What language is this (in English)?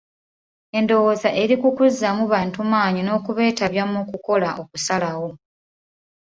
Ganda